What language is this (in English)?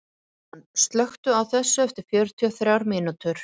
Icelandic